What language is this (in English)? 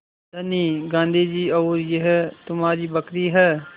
Hindi